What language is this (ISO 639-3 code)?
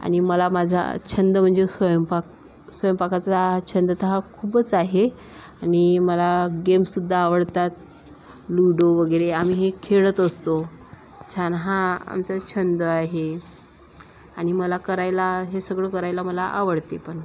mar